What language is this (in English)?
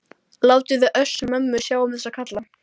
Icelandic